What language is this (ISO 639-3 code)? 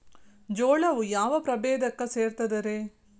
kan